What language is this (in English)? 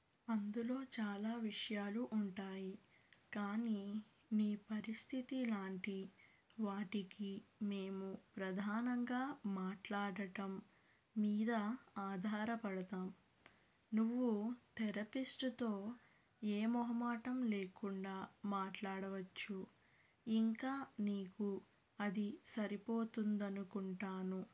Telugu